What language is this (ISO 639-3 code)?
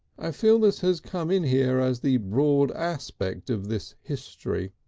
eng